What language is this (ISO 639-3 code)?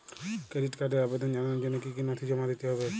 ben